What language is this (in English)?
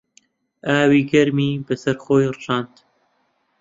Central Kurdish